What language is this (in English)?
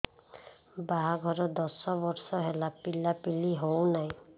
Odia